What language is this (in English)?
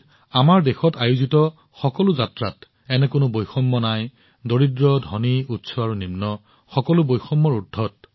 Assamese